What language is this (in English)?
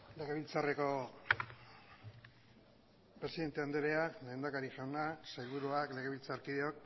Basque